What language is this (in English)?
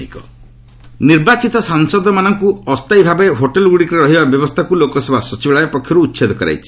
Odia